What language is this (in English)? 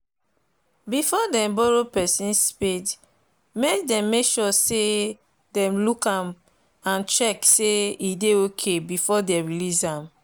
Nigerian Pidgin